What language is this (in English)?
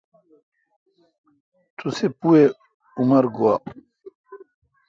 Kalkoti